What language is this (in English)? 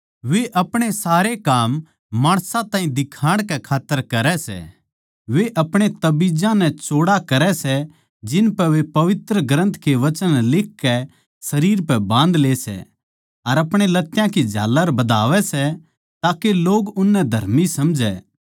Haryanvi